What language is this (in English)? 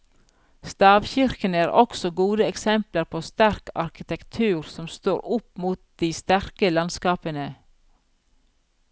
Norwegian